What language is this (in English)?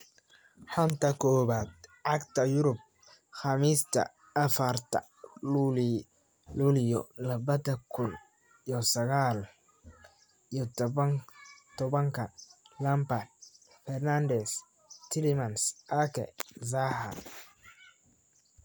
Somali